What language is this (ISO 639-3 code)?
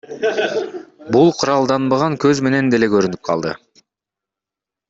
kir